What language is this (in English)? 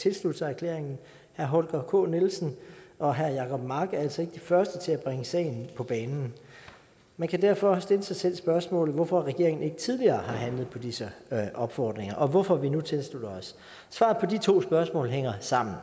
Danish